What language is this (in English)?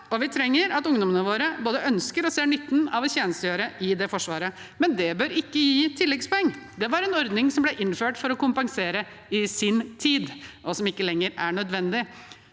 Norwegian